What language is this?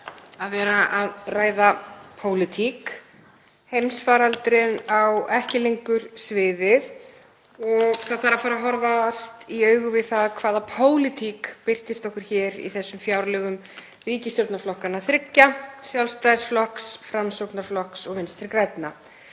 Icelandic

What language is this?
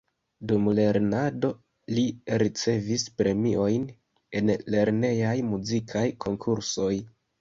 Esperanto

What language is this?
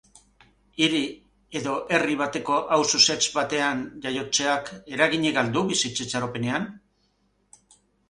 Basque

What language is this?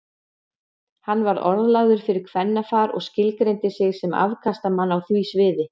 Icelandic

